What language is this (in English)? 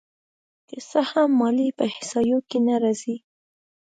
Pashto